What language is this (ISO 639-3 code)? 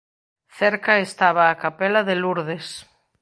glg